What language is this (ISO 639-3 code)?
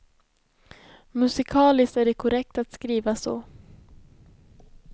swe